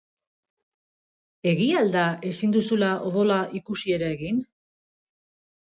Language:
Basque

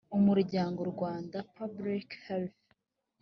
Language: Kinyarwanda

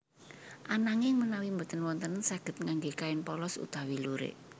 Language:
Javanese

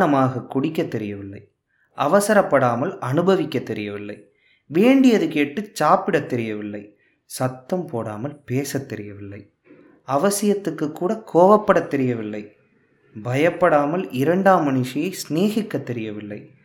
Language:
Tamil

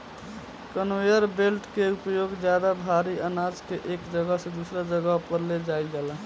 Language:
Bhojpuri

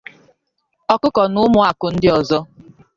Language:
Igbo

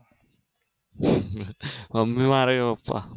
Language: Gujarati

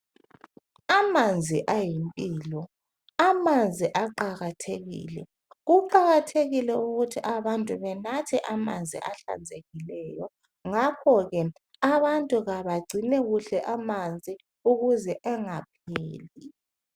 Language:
North Ndebele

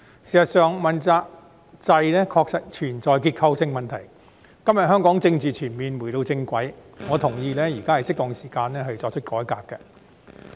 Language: Cantonese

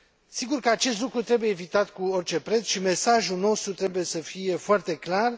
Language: Romanian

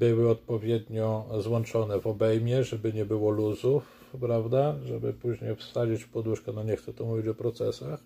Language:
Polish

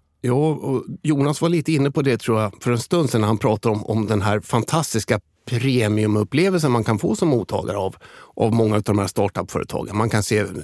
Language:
Swedish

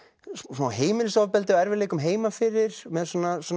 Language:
Icelandic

